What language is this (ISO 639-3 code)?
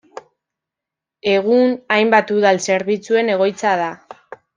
eus